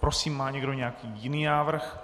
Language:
Czech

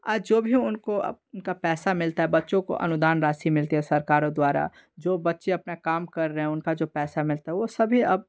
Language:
Hindi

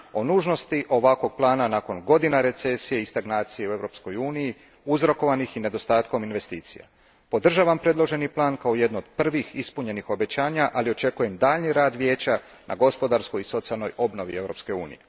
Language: Croatian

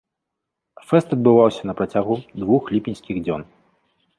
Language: Belarusian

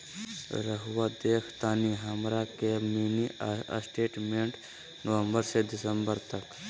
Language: Magahi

